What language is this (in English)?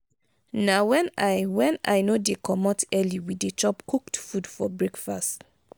Nigerian Pidgin